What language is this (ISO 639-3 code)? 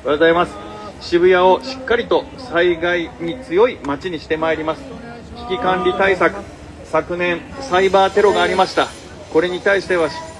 jpn